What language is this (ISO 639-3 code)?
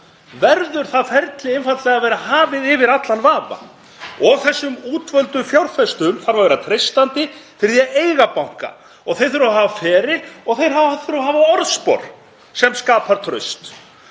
isl